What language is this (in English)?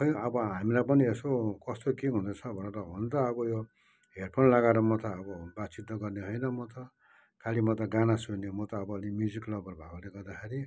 Nepali